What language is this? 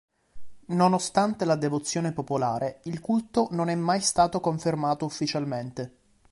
Italian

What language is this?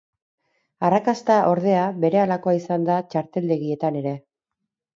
Basque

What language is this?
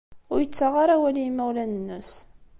Kabyle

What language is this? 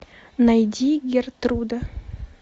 Russian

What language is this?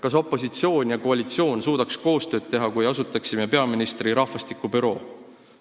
Estonian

